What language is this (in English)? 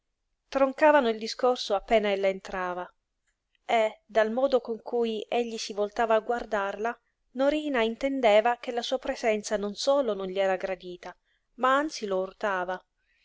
Italian